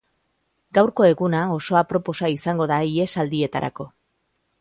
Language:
Basque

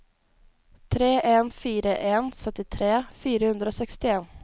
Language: Norwegian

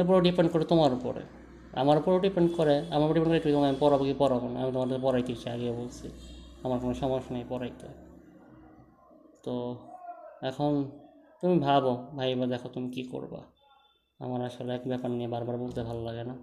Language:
Bangla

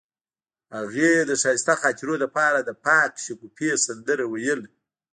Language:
Pashto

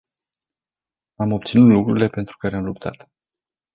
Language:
Romanian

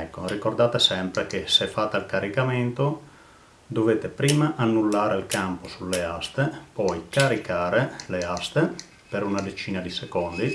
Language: Italian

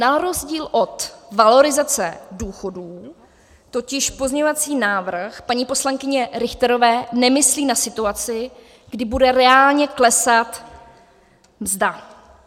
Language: Czech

